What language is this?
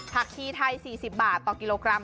Thai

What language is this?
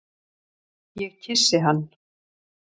Icelandic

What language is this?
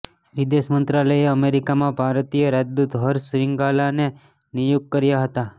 Gujarati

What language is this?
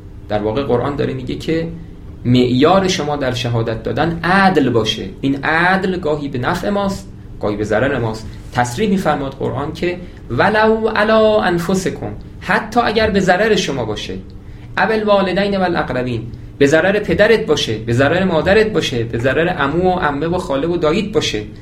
Persian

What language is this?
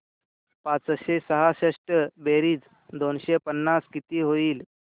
Marathi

